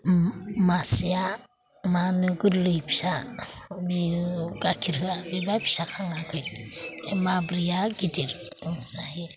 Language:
Bodo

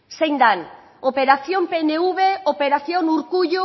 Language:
Basque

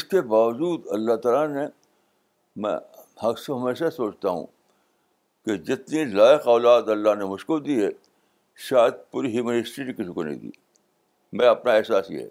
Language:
Urdu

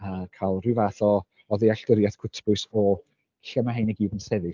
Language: Welsh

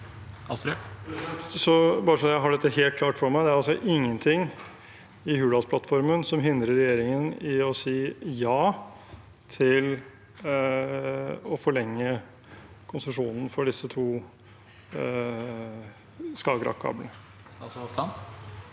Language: Norwegian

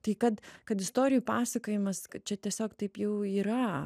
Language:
Lithuanian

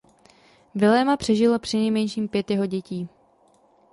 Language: Czech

